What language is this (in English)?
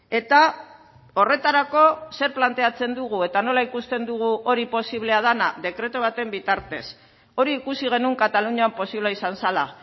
Basque